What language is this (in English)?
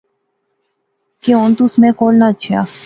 Pahari-Potwari